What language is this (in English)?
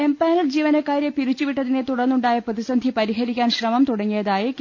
Malayalam